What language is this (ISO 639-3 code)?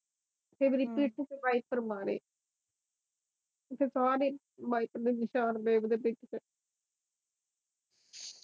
pan